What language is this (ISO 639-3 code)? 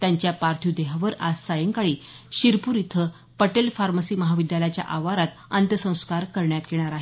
mar